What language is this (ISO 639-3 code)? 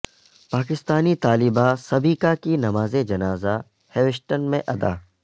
urd